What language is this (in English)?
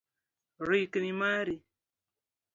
Luo (Kenya and Tanzania)